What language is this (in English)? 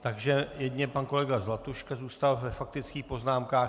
Czech